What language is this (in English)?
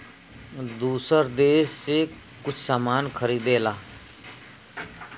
Bhojpuri